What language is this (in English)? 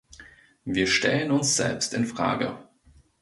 German